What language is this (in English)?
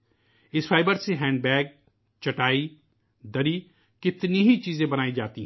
Urdu